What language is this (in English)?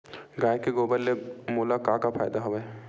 Chhattisgarhi